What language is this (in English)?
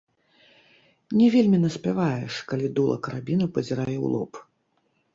Belarusian